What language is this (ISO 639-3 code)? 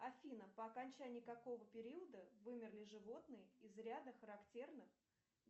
rus